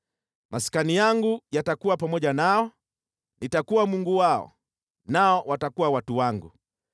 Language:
Swahili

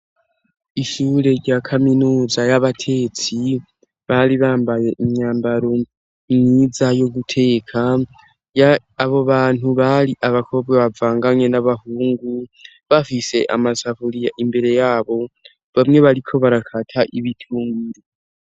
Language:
Rundi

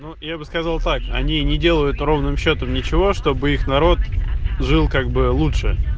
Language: Russian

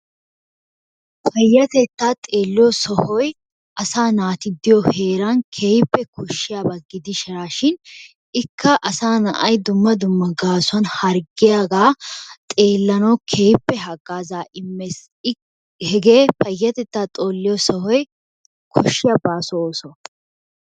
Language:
Wolaytta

